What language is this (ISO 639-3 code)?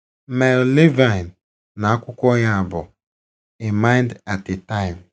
ibo